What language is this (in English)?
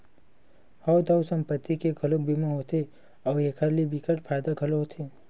Chhattisgarhi